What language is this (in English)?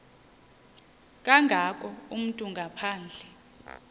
Xhosa